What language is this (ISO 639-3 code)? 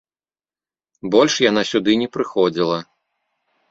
bel